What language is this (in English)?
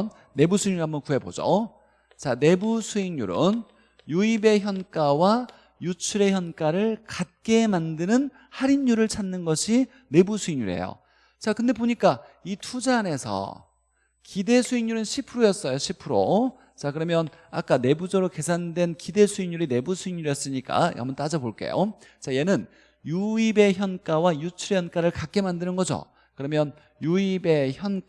Korean